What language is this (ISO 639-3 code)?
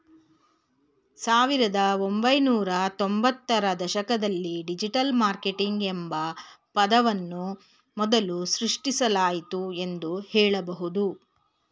kan